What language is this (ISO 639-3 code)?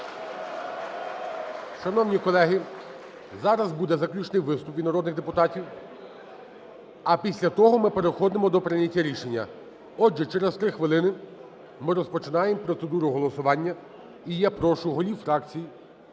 ukr